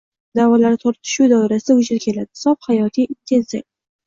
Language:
Uzbek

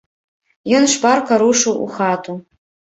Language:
Belarusian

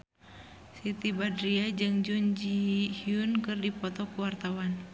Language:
Sundanese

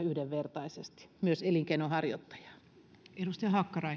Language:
Finnish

